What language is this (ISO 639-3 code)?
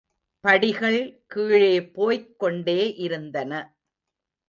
tam